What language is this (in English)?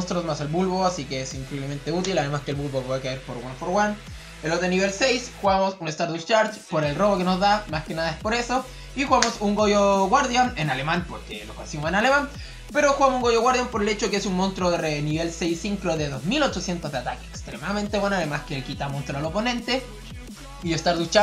Spanish